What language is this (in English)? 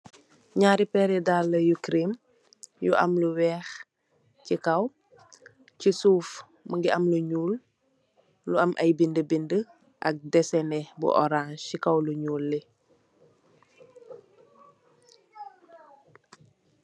Wolof